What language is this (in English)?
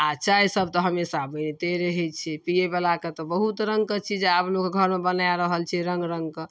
Maithili